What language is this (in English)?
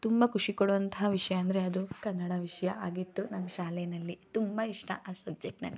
Kannada